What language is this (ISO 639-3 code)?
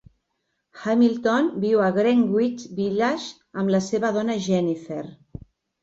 cat